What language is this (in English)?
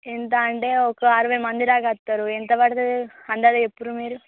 Telugu